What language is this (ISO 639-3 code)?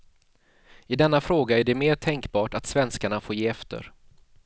swe